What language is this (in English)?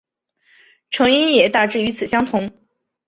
Chinese